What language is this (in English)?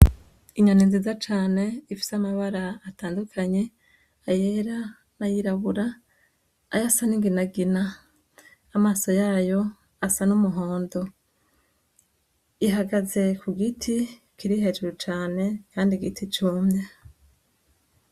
Rundi